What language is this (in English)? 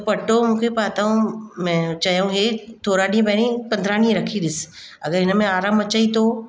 Sindhi